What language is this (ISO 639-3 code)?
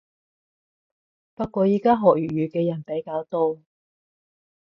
yue